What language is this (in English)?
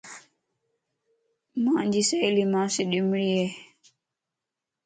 Lasi